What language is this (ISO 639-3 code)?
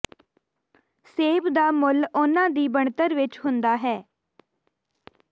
pan